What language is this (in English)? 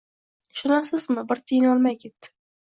Uzbek